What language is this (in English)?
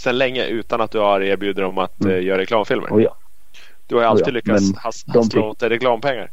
Swedish